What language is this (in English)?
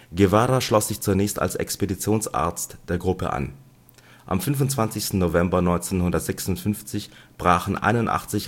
German